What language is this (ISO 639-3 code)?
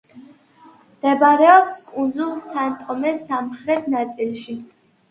kat